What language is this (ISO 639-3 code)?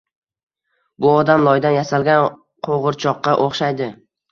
uzb